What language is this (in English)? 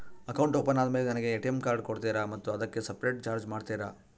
Kannada